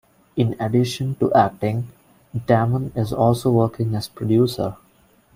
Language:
English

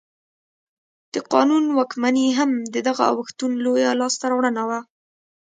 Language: Pashto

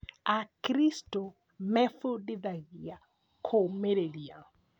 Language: Kikuyu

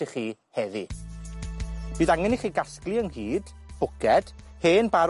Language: Welsh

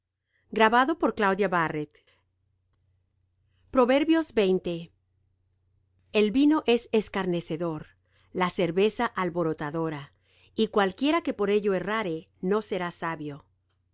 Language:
Spanish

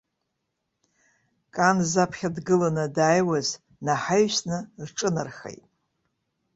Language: Abkhazian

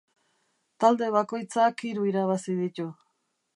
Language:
Basque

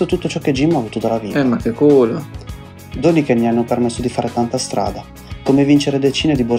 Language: Italian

